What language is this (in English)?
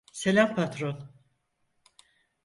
Turkish